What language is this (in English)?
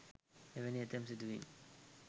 Sinhala